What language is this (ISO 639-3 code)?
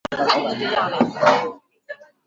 zho